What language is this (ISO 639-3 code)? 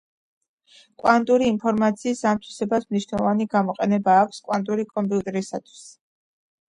kat